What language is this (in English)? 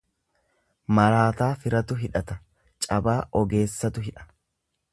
Oromo